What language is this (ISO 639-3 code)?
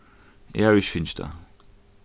fao